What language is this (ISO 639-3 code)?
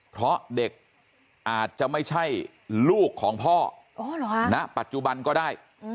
tha